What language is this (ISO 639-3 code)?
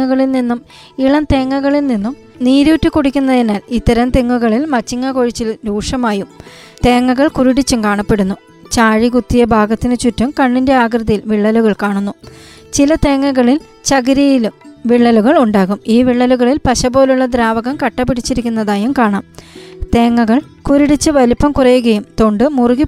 mal